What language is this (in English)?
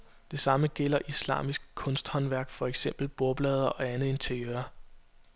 Danish